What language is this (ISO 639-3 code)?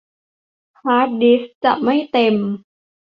tha